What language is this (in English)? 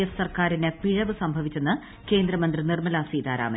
Malayalam